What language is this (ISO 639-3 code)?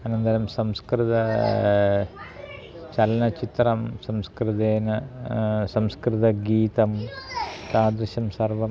san